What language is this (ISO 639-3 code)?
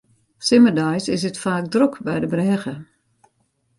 fry